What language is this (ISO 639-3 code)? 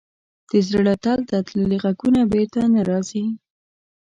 pus